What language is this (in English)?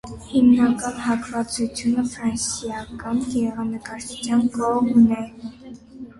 Armenian